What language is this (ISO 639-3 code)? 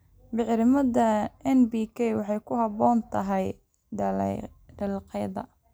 som